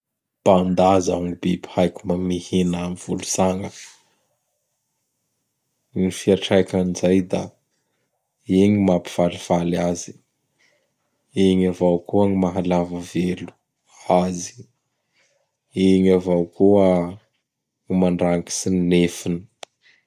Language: Bara Malagasy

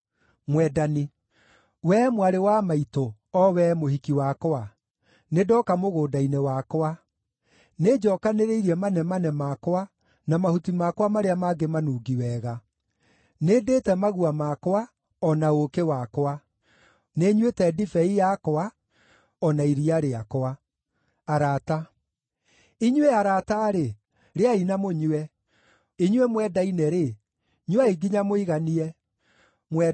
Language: Kikuyu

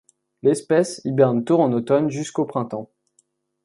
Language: French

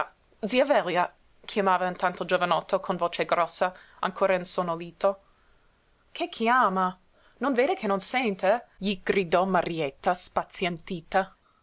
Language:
Italian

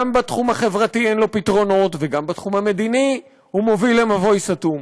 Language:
Hebrew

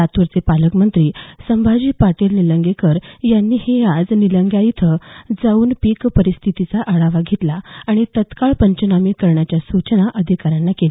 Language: Marathi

